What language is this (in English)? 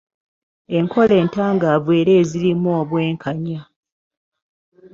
Ganda